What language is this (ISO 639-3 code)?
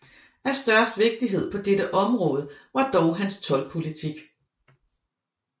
dan